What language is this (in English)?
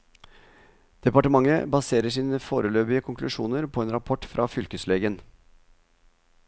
Norwegian